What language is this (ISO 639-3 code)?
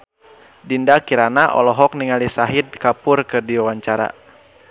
sun